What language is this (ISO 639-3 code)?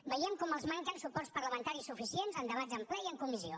cat